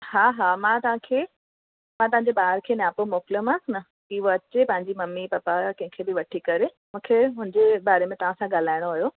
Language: Sindhi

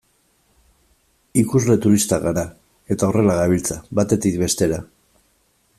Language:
Basque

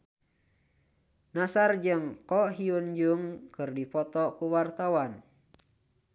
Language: Sundanese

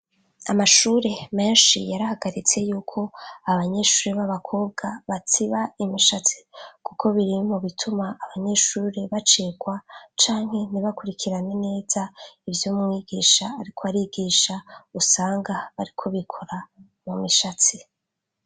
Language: Rundi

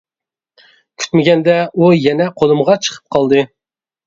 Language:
Uyghur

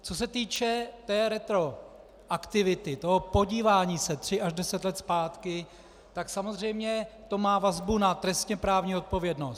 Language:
Czech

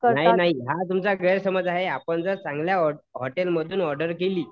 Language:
Marathi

